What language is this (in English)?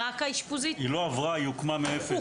Hebrew